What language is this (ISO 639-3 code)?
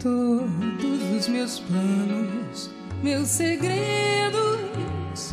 por